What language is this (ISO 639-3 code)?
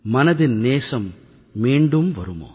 tam